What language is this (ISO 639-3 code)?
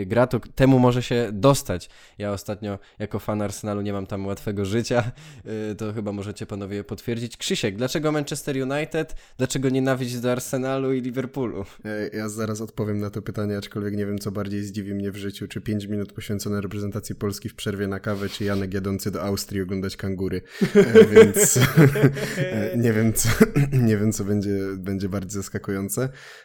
pol